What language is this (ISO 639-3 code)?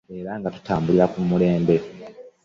lug